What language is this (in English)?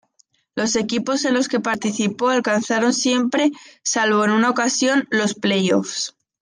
Spanish